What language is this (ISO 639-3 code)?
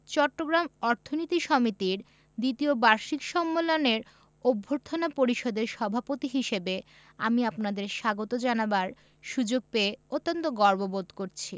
ben